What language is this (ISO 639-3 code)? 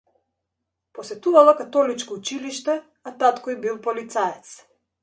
mkd